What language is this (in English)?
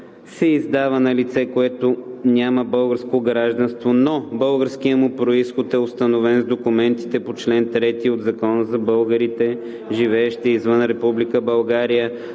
Bulgarian